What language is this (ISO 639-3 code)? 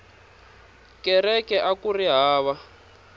tso